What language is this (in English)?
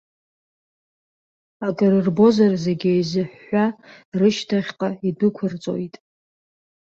Abkhazian